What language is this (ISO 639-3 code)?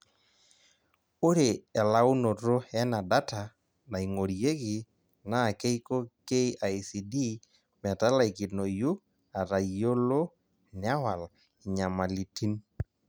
mas